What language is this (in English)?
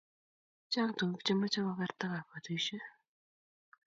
Kalenjin